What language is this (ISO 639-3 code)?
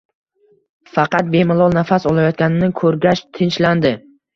uzb